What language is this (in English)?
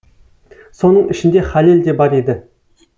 Kazakh